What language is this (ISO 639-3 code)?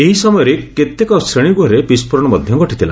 ori